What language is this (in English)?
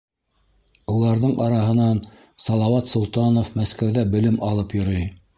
Bashkir